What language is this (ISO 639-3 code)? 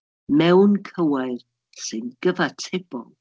cym